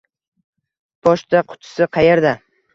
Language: Uzbek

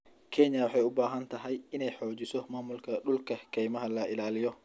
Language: Somali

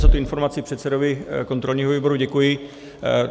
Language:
Czech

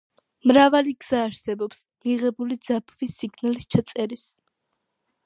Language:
Georgian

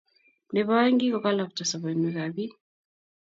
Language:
Kalenjin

